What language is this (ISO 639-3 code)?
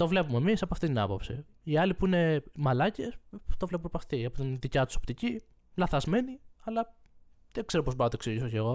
ell